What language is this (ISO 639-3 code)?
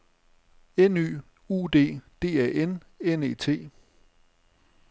dan